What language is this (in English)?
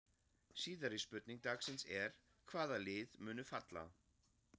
Icelandic